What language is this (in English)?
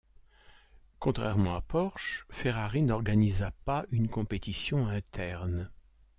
French